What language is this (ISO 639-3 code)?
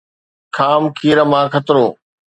snd